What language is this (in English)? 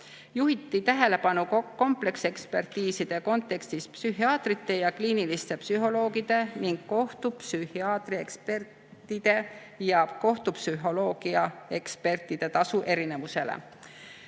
Estonian